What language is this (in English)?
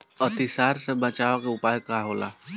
Bhojpuri